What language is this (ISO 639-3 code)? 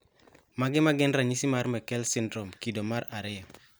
luo